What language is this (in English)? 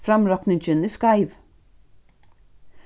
Faroese